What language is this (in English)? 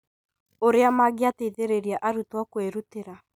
Kikuyu